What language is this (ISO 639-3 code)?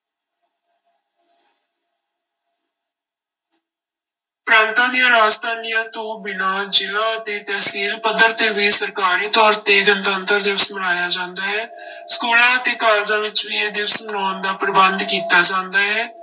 pan